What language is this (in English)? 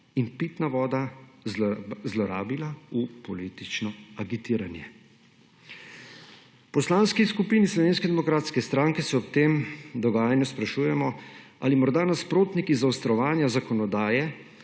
Slovenian